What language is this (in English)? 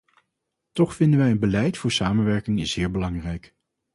Dutch